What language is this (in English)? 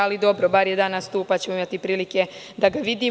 Serbian